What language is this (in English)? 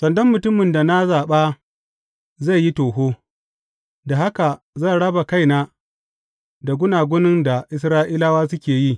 Hausa